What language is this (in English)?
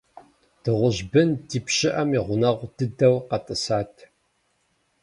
Kabardian